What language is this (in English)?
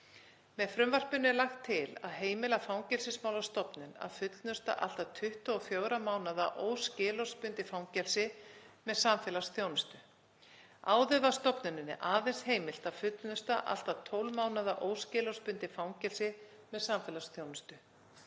Icelandic